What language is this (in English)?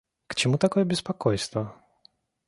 Russian